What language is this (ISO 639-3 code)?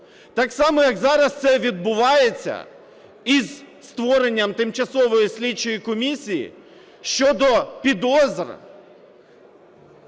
ukr